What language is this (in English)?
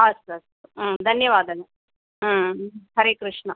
Sanskrit